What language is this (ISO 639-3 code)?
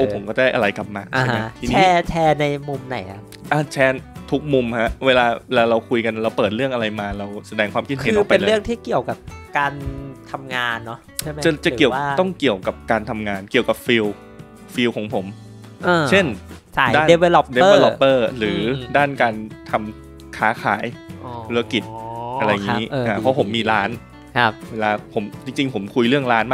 tha